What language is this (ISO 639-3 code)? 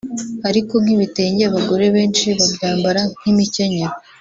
kin